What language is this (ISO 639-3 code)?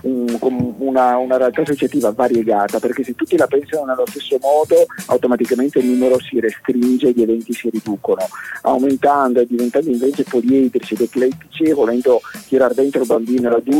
ita